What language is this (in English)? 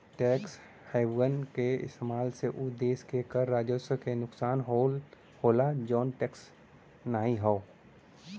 Bhojpuri